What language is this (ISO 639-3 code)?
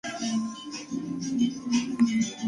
kat